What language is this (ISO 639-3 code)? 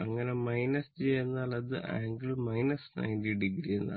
mal